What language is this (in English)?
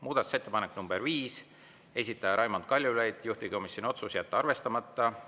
Estonian